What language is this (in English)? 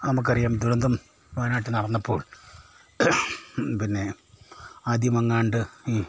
Malayalam